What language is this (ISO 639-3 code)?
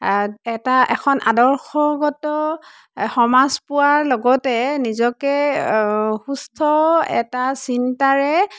asm